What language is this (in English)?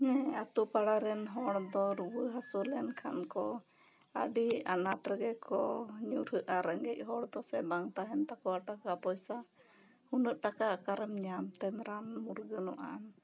Santali